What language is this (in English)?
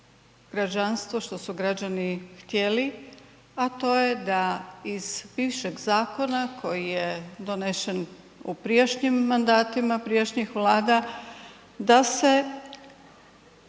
Croatian